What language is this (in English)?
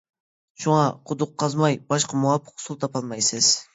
Uyghur